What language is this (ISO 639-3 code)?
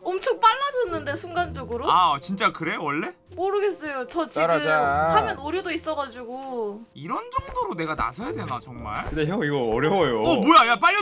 kor